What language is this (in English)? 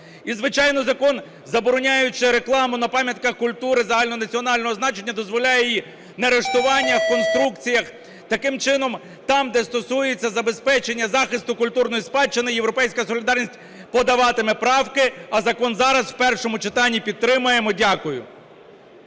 Ukrainian